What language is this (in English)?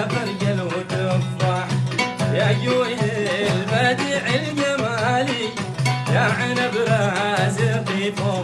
Arabic